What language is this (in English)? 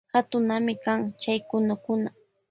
Loja Highland Quichua